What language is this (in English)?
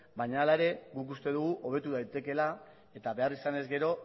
Basque